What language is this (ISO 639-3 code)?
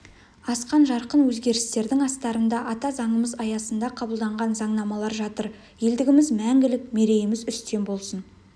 kaz